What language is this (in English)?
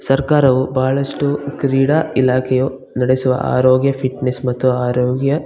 Kannada